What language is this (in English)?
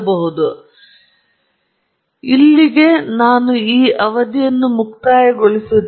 Kannada